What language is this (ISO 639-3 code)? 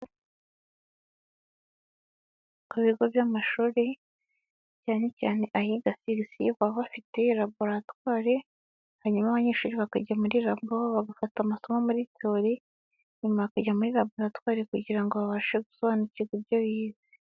kin